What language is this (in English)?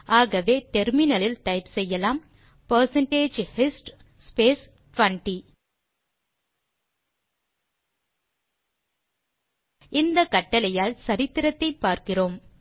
Tamil